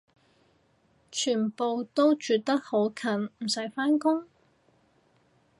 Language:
Cantonese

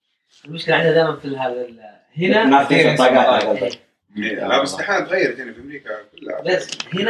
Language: Arabic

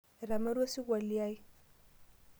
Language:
Masai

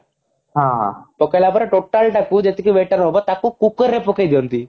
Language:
Odia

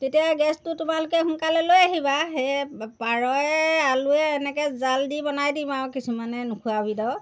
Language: Assamese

